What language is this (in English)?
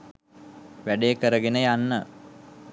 Sinhala